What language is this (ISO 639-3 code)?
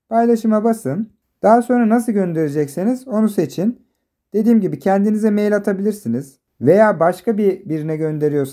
tur